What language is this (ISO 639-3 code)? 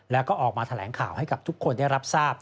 tha